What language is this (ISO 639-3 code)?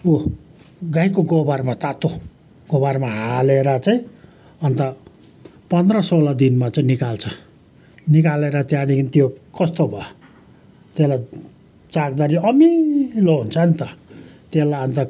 nep